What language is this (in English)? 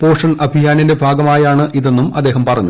Malayalam